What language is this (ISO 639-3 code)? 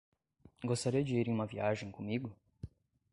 por